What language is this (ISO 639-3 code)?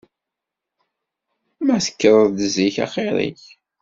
kab